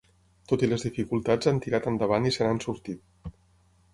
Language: Catalan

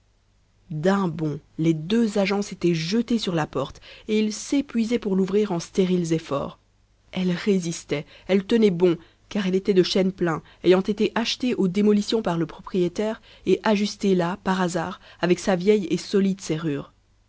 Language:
French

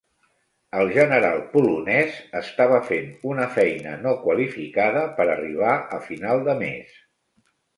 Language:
Catalan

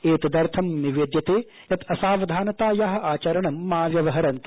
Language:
Sanskrit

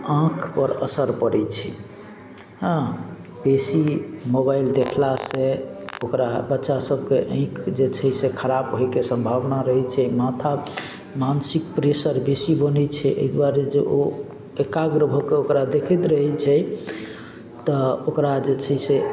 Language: Maithili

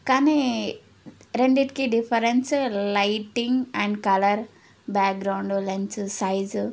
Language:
Telugu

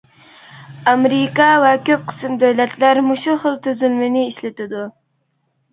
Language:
Uyghur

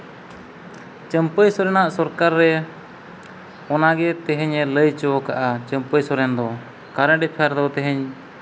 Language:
Santali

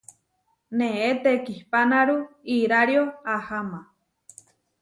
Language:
Huarijio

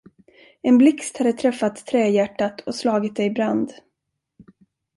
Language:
Swedish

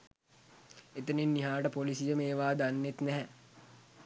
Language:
Sinhala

